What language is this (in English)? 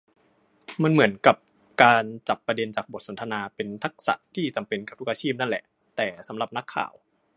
Thai